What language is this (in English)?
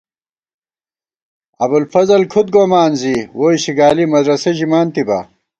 Gawar-Bati